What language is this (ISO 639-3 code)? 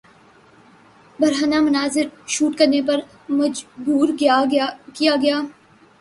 urd